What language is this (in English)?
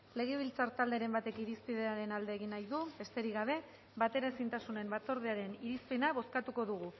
Basque